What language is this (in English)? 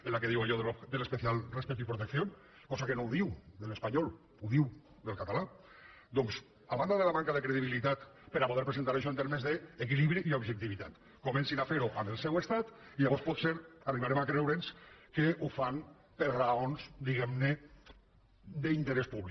Catalan